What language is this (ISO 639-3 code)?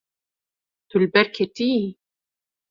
kur